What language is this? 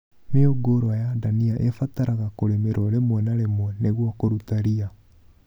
Kikuyu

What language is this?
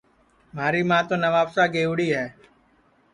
Sansi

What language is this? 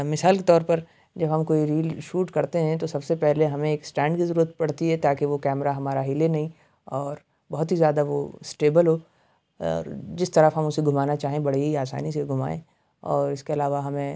Urdu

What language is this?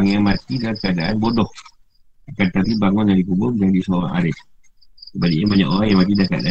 Malay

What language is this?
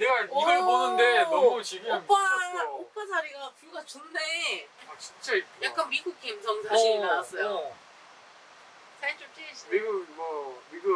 Korean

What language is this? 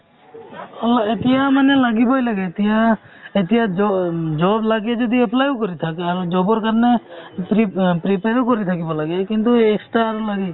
Assamese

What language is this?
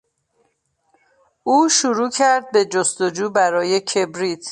Persian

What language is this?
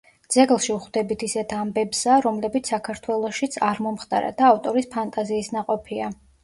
Georgian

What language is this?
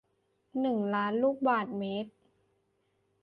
Thai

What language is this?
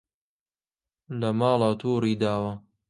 Central Kurdish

